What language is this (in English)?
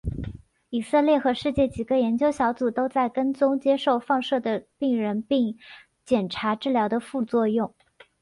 Chinese